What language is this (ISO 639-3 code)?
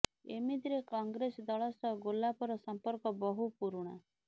ori